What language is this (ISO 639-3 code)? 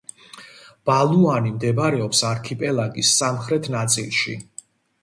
kat